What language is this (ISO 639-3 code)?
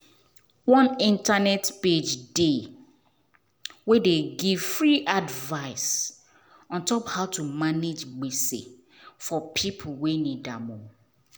pcm